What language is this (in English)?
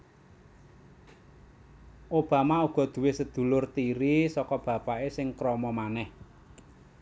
Javanese